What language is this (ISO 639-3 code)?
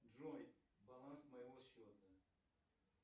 rus